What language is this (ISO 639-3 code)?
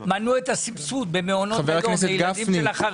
heb